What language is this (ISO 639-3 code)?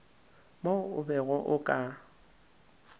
nso